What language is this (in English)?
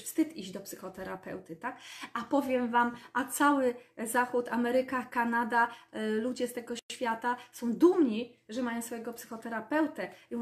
Polish